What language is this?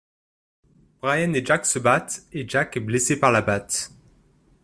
French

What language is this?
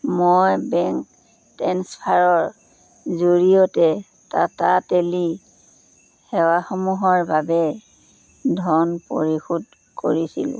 Assamese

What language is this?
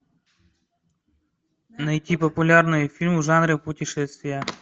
Russian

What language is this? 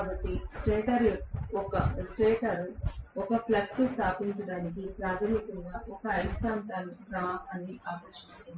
Telugu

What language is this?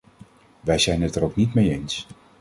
Dutch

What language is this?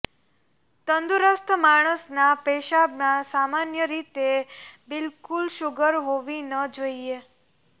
Gujarati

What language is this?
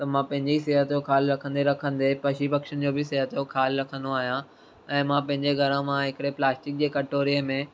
Sindhi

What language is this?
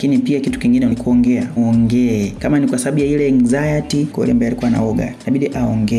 Swahili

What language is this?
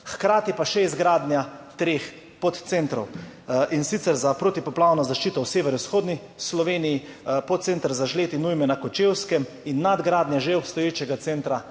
Slovenian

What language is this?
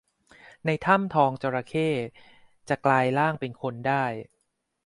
Thai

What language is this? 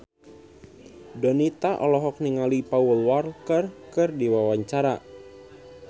Sundanese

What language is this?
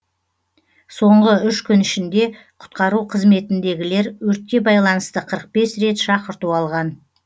Kazakh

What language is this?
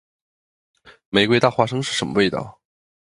Chinese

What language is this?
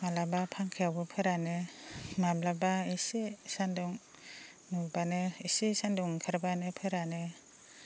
Bodo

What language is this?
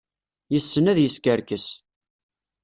Kabyle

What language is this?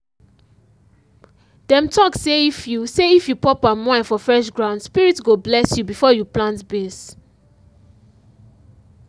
Nigerian Pidgin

